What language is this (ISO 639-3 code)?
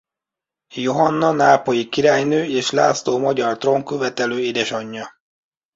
hun